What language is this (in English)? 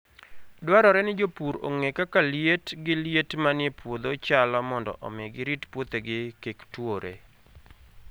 Luo (Kenya and Tanzania)